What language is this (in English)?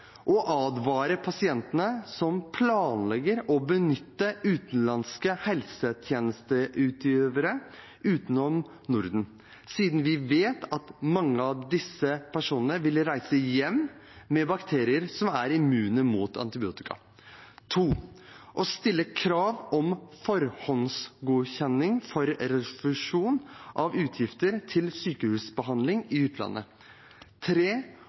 Norwegian Bokmål